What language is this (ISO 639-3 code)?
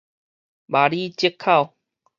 nan